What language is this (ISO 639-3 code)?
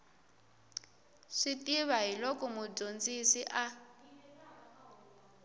tso